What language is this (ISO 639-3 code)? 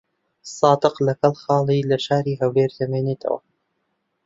ckb